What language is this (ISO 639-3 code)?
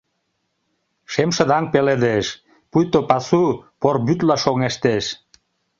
chm